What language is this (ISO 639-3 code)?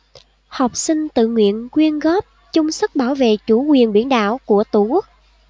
vie